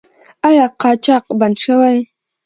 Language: Pashto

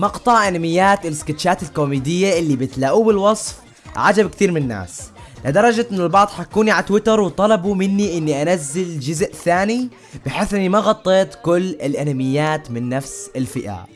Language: Arabic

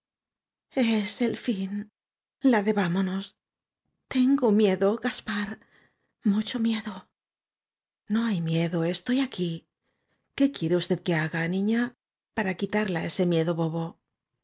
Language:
Spanish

